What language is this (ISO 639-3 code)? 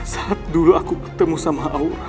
ind